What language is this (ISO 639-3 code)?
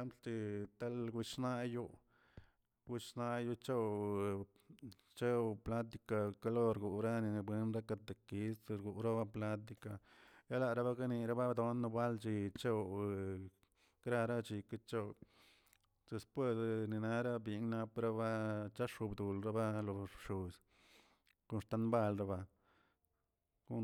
zts